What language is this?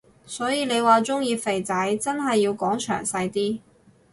Cantonese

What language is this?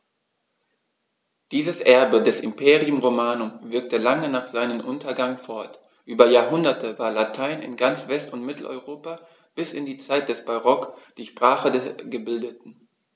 German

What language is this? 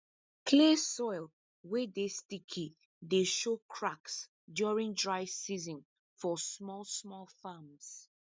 Nigerian Pidgin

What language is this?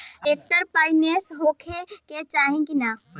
Bhojpuri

